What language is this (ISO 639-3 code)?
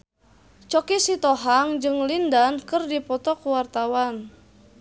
sun